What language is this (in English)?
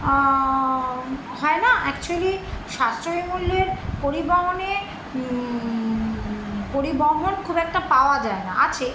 Bangla